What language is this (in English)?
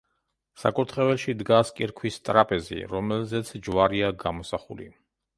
Georgian